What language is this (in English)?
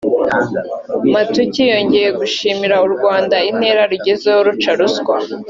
Kinyarwanda